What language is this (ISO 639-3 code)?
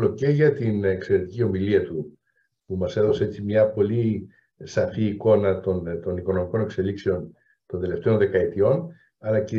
ell